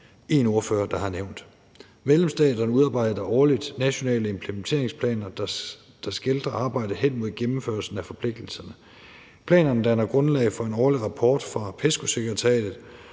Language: Danish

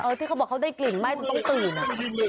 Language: Thai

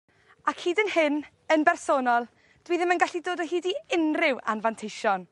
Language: Welsh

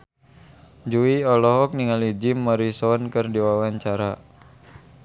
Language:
Sundanese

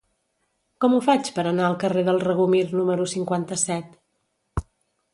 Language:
Catalan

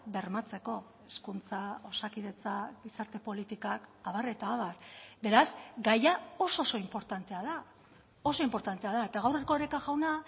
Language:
Basque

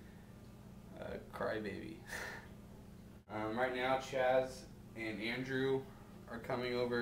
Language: English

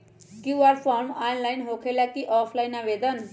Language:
Magahi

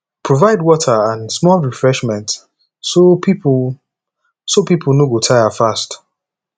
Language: Nigerian Pidgin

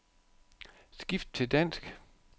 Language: Danish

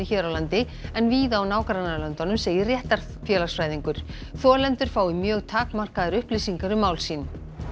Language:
Icelandic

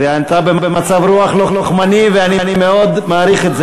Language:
Hebrew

